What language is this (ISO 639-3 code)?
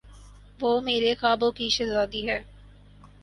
urd